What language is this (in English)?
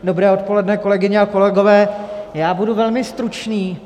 Czech